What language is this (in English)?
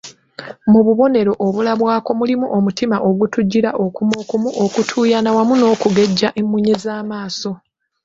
Ganda